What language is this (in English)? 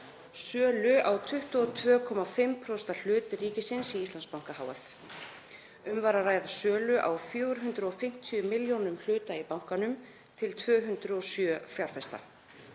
Icelandic